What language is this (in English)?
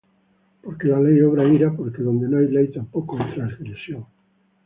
Spanish